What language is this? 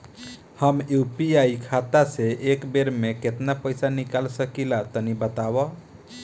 Bhojpuri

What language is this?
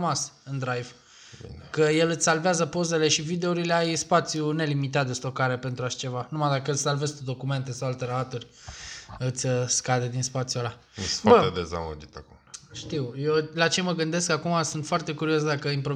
Romanian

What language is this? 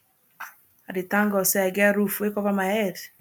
Nigerian Pidgin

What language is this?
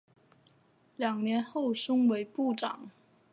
Chinese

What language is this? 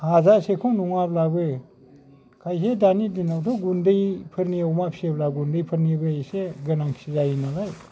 Bodo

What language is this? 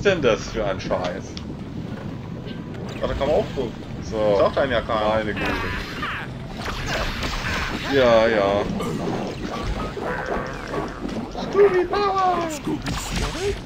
German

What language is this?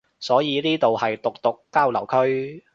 Cantonese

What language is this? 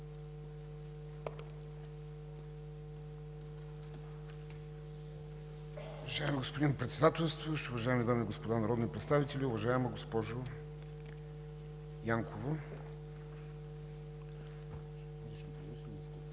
Bulgarian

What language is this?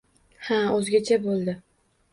Uzbek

